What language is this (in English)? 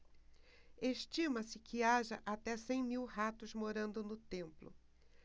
Portuguese